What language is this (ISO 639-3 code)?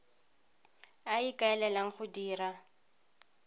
tsn